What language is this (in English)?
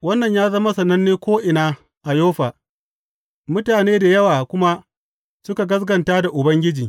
Hausa